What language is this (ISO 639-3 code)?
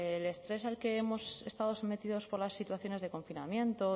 spa